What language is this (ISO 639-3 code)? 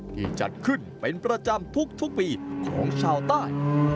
tha